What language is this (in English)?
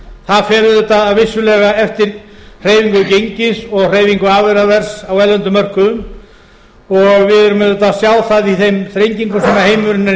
Icelandic